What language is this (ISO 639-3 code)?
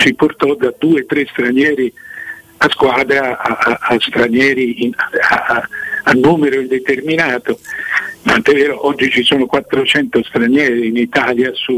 ita